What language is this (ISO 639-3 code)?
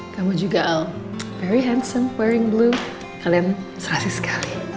ind